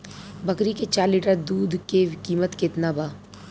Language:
Bhojpuri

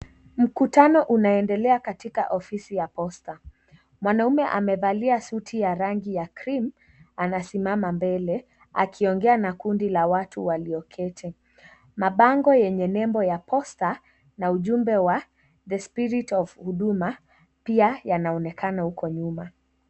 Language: Swahili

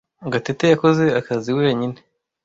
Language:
Kinyarwanda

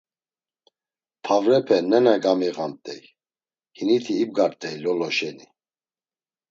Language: Laz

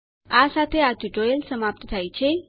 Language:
Gujarati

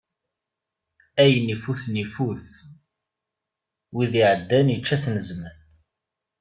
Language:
Kabyle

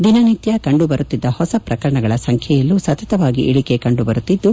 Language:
Kannada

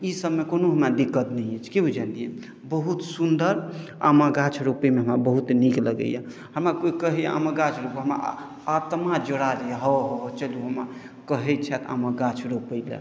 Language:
Maithili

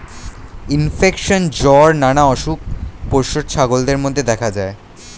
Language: Bangla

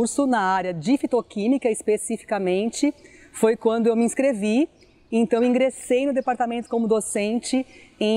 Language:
Portuguese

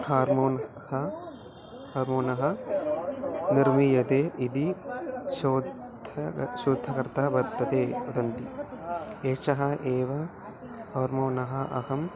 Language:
Sanskrit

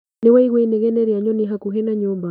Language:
Kikuyu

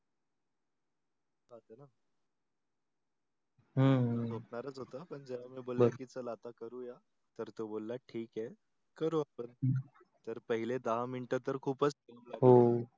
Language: Marathi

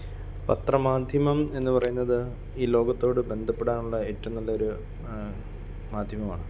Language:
Malayalam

